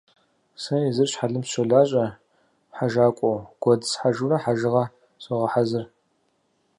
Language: Kabardian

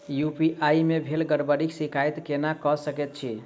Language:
Maithili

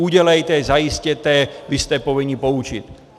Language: Czech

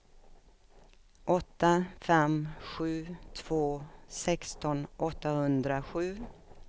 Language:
Swedish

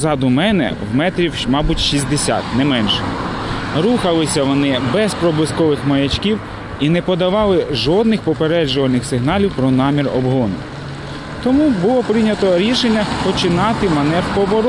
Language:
Ukrainian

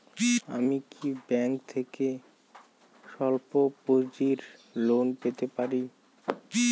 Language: Bangla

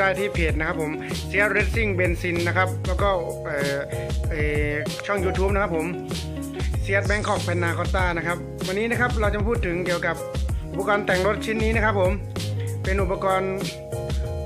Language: Thai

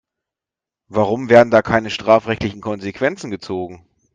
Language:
German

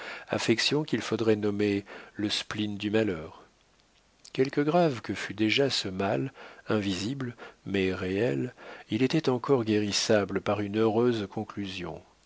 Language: French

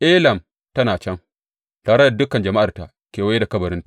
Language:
Hausa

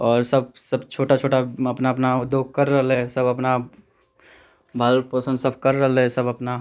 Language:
Maithili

